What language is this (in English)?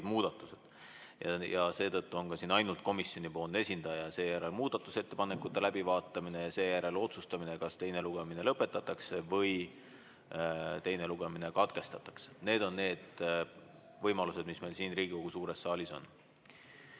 Estonian